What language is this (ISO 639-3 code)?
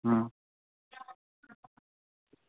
doi